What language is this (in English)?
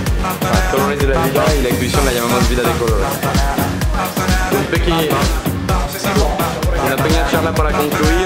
Spanish